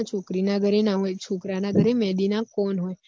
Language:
Gujarati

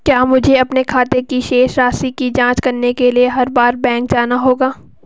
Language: Hindi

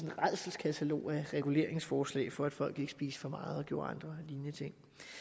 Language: Danish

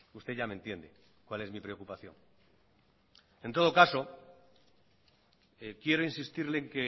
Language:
Spanish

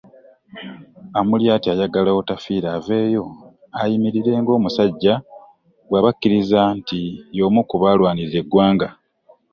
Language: Ganda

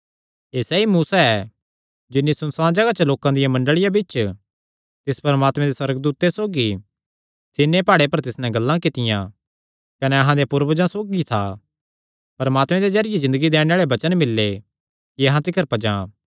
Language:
Kangri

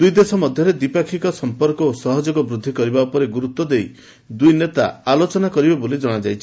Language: Odia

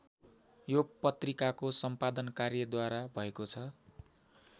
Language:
Nepali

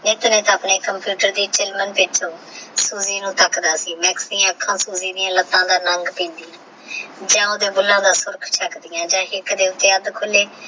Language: Punjabi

